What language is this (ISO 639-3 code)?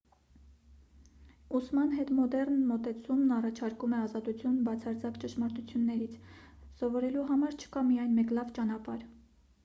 hye